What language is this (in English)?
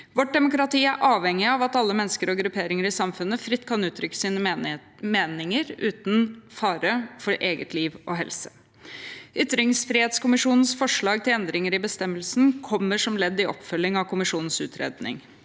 Norwegian